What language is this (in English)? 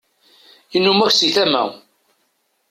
Kabyle